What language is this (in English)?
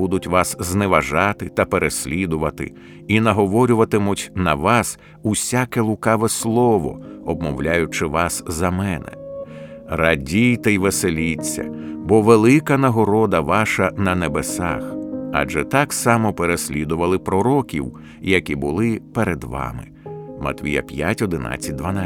Ukrainian